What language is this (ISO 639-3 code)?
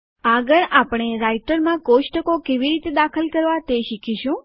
guj